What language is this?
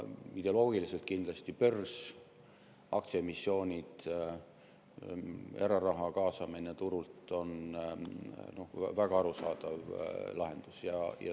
Estonian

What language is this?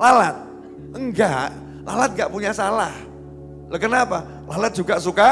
Indonesian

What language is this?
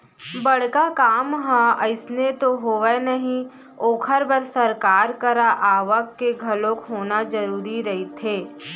Chhattisgarhi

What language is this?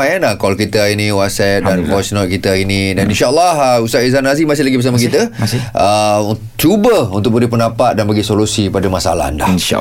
Malay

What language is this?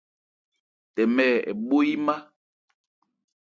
Ebrié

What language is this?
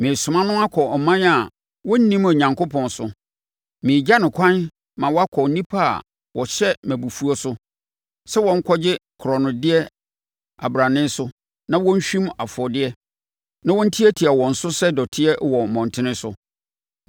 Akan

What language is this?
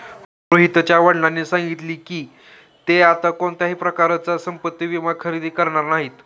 Marathi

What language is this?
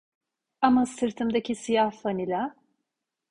Turkish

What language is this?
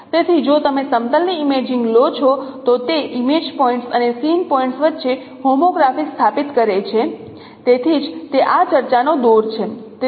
Gujarati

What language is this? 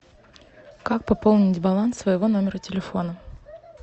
Russian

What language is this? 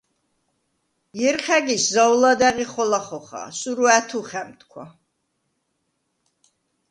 Svan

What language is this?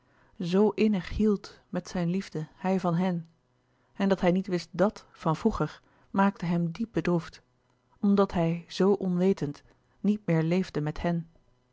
Dutch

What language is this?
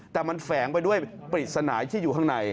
Thai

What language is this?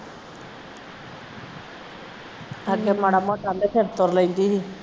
Punjabi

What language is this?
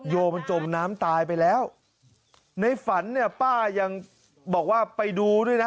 Thai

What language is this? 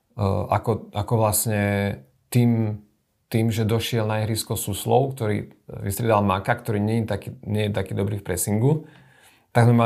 Slovak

